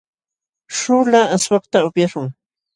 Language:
Jauja Wanca Quechua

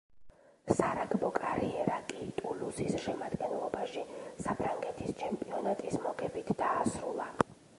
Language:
Georgian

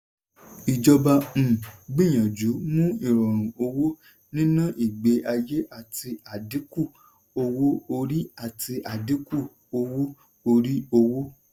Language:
Yoruba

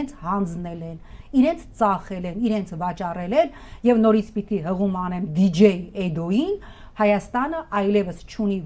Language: Romanian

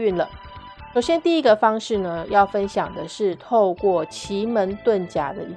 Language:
Chinese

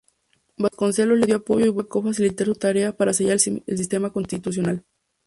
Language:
Spanish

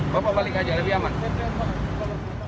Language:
Indonesian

